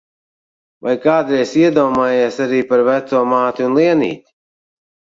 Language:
Latvian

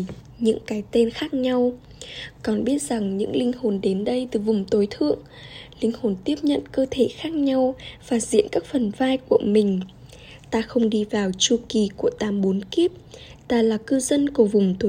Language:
Vietnamese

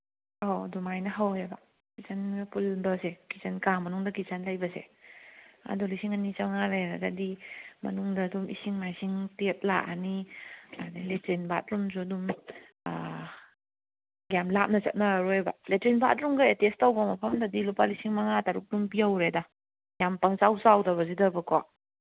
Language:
Manipuri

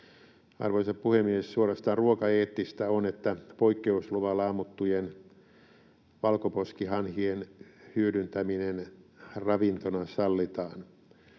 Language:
Finnish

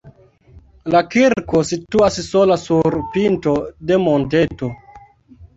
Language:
Esperanto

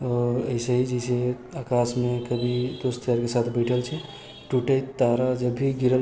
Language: Maithili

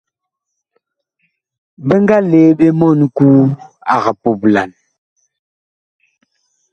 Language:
Bakoko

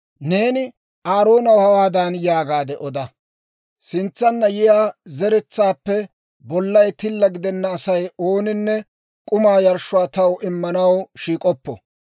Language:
Dawro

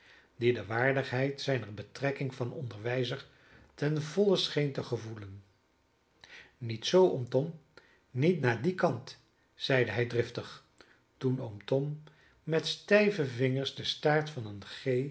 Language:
Dutch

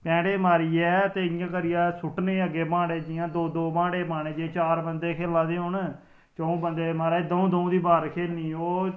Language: Dogri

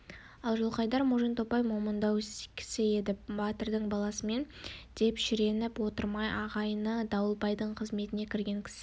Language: Kazakh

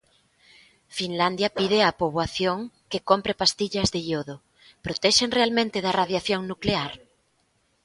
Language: Galician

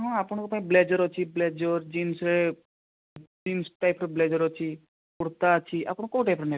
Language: Odia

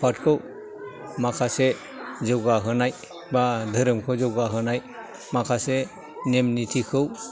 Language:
Bodo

